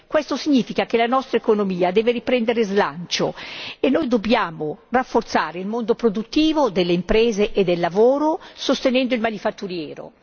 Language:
Italian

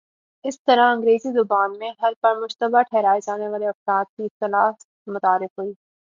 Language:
Urdu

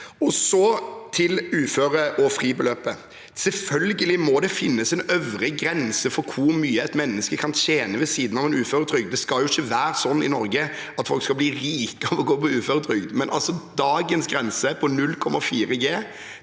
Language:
Norwegian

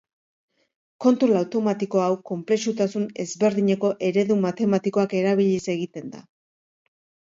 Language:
Basque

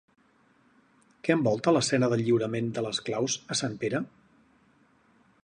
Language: Catalan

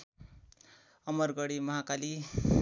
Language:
Nepali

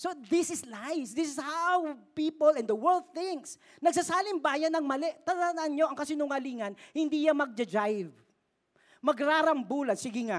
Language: Filipino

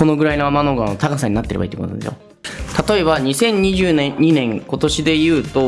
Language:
Japanese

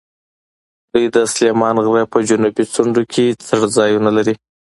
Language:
Pashto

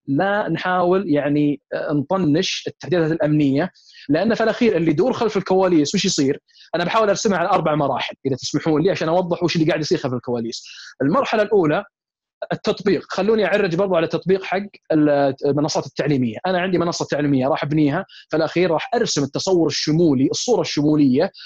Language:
Arabic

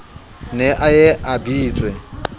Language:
Southern Sotho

